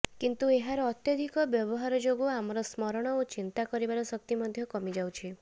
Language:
Odia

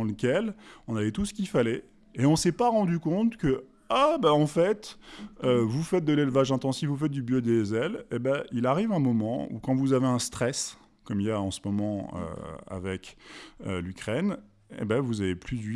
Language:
French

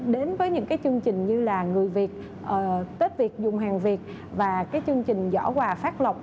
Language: Vietnamese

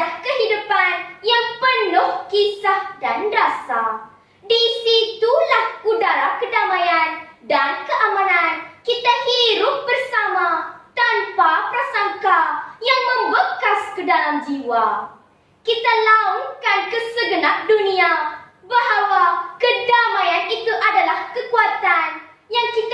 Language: Malay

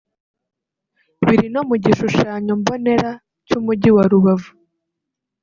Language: Kinyarwanda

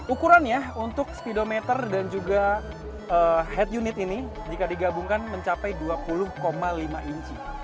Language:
Indonesian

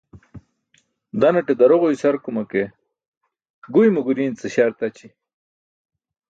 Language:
Burushaski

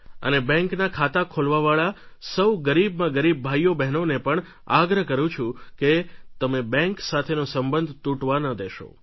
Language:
Gujarati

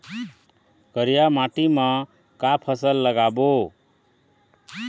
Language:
Chhattisgarhi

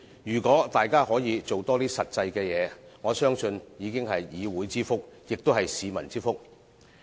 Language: Cantonese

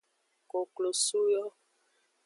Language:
Aja (Benin)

